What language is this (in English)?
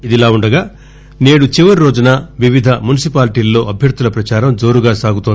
Telugu